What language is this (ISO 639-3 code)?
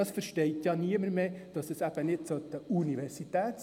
gsw